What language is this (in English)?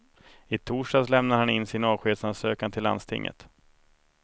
Swedish